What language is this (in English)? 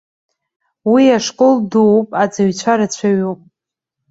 Abkhazian